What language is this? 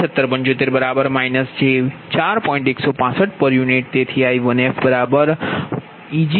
Gujarati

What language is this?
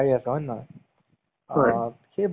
Assamese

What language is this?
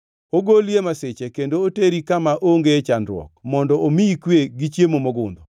Luo (Kenya and Tanzania)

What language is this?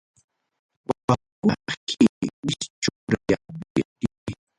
Ayacucho Quechua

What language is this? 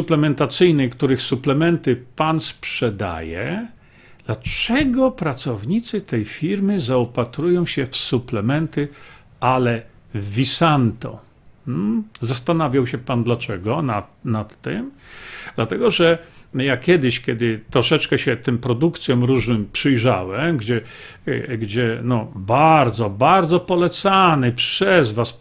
Polish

